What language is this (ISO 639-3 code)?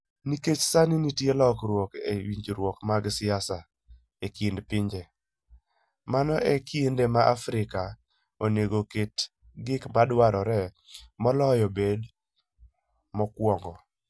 luo